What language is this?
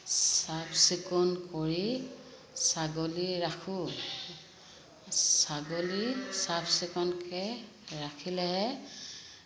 Assamese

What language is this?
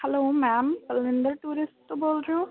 Punjabi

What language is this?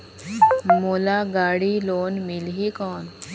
Chhattisgarhi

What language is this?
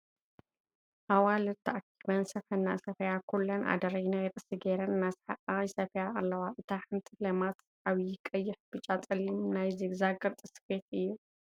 Tigrinya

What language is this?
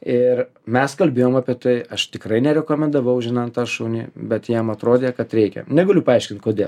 Lithuanian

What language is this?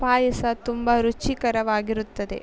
Kannada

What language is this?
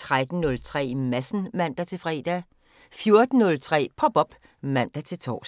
Danish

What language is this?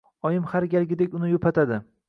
Uzbek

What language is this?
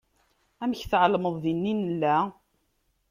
Kabyle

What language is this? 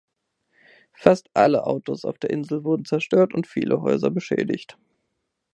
German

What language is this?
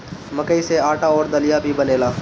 Bhojpuri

